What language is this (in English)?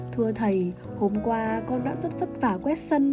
Vietnamese